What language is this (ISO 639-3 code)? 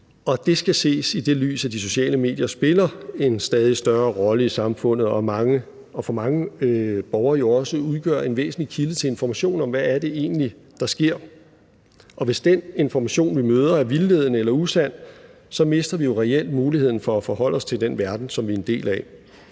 dan